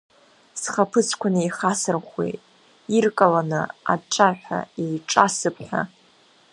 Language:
Abkhazian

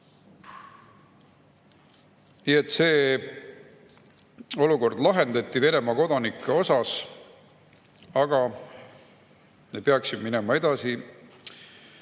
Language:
Estonian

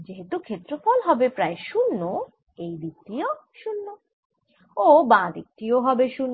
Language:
Bangla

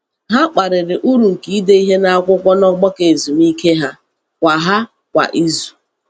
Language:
Igbo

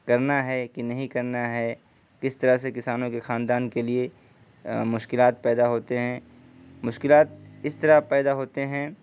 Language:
Urdu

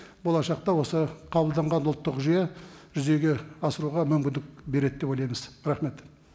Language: Kazakh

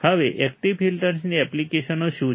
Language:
Gujarati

